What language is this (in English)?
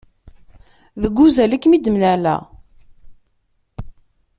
Kabyle